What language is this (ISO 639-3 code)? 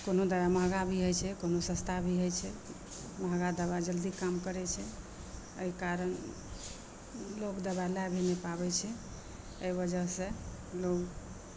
mai